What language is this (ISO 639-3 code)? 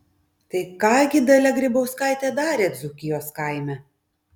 lit